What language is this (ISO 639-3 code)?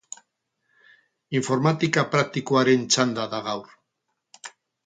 eus